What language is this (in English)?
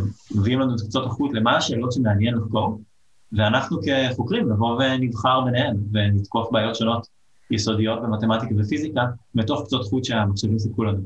Hebrew